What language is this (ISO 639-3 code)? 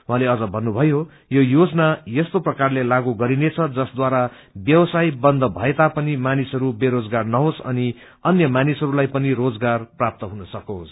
nep